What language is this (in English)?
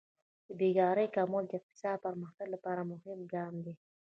Pashto